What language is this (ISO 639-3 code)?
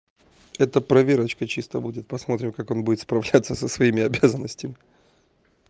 rus